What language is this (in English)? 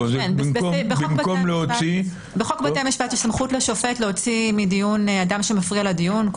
Hebrew